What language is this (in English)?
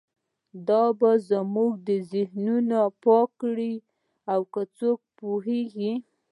Pashto